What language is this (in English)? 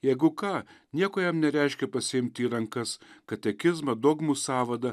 Lithuanian